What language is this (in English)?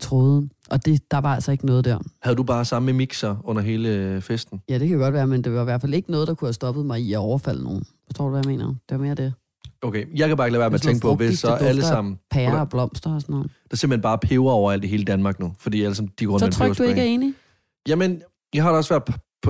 Danish